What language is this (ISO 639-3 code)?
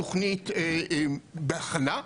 heb